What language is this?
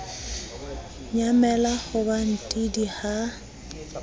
Southern Sotho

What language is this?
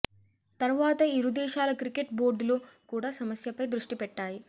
Telugu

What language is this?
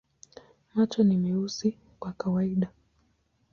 Swahili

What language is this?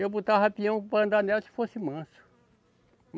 Portuguese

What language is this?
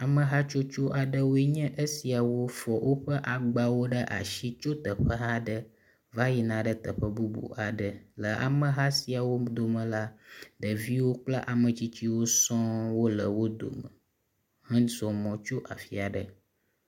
Ewe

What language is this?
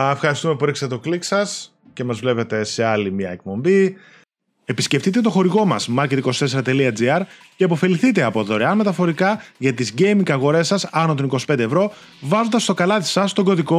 Greek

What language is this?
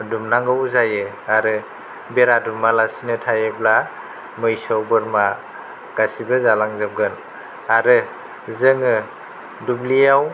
Bodo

